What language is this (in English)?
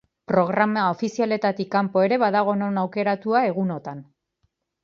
Basque